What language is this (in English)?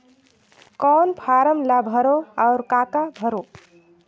Chhattisgarhi